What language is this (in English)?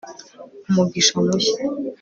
Kinyarwanda